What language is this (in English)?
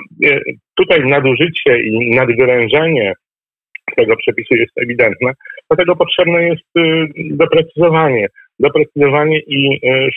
Polish